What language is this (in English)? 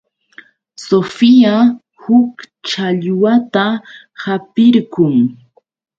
Yauyos Quechua